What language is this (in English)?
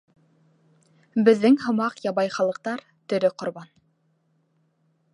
Bashkir